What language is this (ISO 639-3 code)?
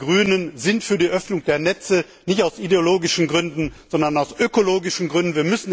deu